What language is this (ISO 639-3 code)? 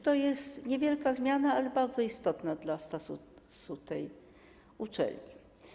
pol